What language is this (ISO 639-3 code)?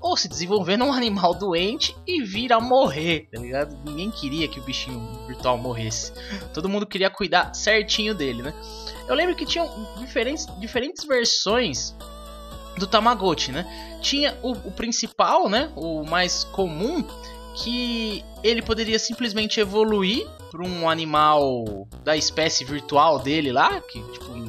por